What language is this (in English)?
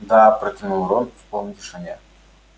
Russian